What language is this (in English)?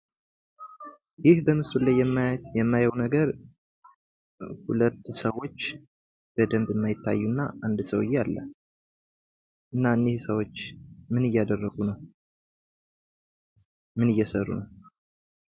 Amharic